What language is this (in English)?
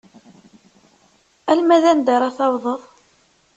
Kabyle